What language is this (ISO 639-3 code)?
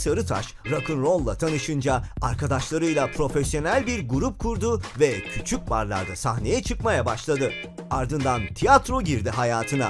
tur